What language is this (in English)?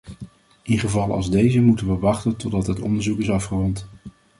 Dutch